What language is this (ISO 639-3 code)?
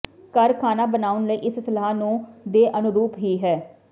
pan